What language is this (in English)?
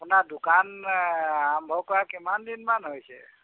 Assamese